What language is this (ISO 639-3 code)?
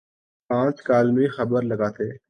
urd